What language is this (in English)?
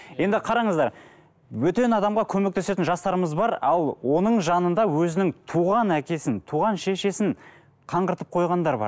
Kazakh